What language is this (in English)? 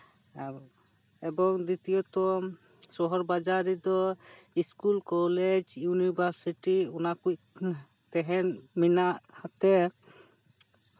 Santali